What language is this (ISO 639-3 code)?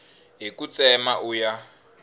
tso